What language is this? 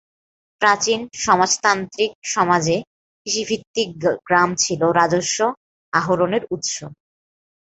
Bangla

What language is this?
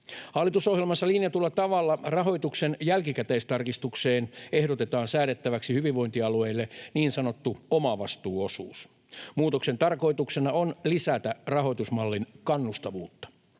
Finnish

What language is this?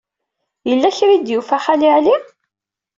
Kabyle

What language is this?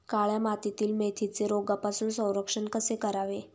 Marathi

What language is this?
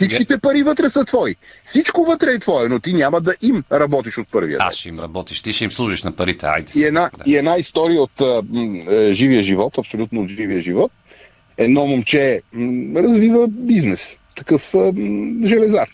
Bulgarian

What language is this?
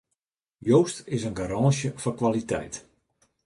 Western Frisian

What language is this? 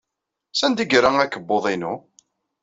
Kabyle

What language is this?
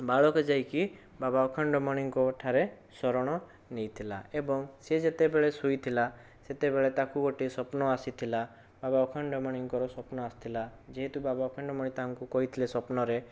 Odia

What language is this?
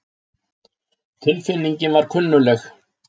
Icelandic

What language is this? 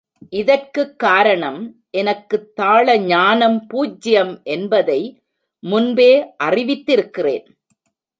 Tamil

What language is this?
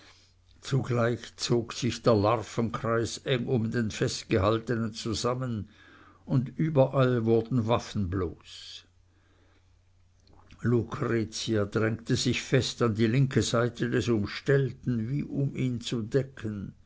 German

